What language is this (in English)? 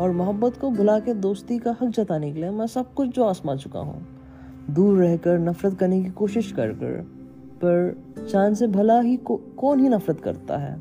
Hindi